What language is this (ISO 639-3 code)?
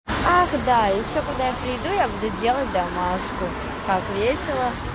rus